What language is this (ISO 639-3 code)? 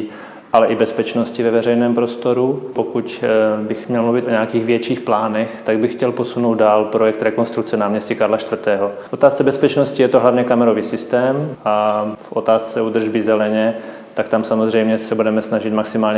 ces